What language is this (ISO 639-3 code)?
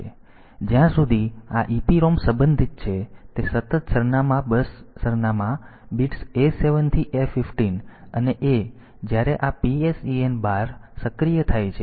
guj